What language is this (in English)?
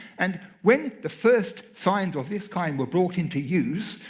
English